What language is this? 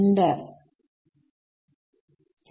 Malayalam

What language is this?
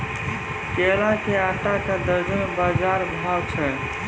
Maithili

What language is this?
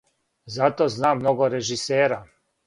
Serbian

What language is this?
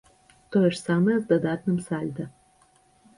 Belarusian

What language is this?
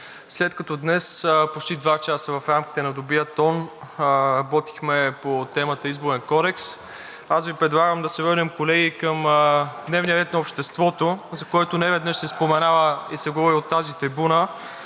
Bulgarian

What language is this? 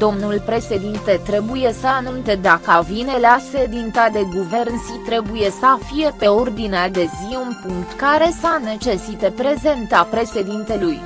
Romanian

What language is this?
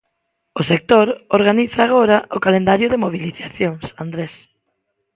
Galician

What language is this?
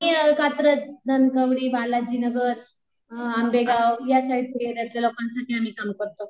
Marathi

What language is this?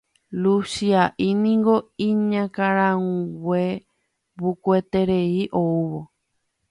Guarani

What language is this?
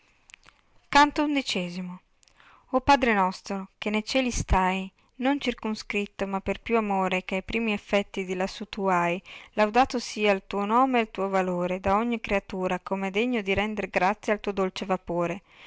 Italian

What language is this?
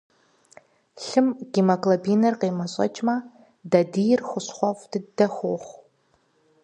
Kabardian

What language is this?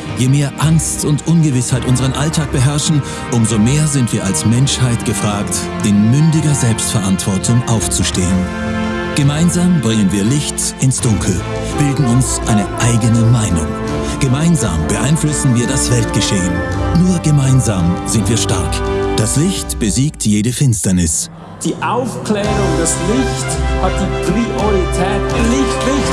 German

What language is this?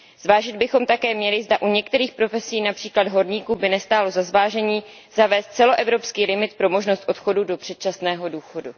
Czech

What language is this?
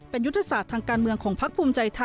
Thai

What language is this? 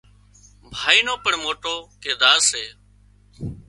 Wadiyara Koli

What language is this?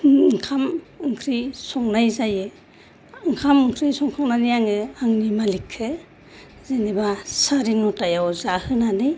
Bodo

